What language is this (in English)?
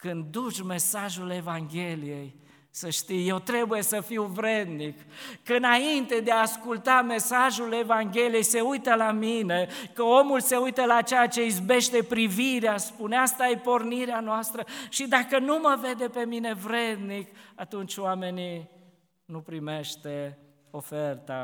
Romanian